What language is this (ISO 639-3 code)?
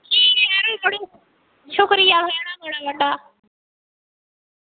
doi